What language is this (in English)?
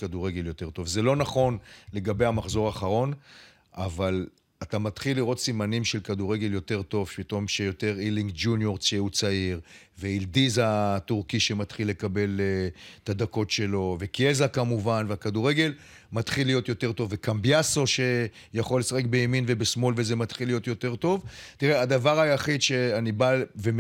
Hebrew